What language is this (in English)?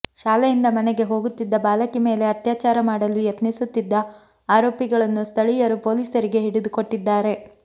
Kannada